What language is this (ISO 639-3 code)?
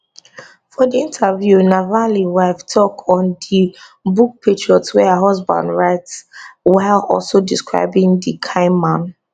pcm